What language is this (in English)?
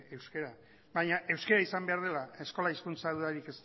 Basque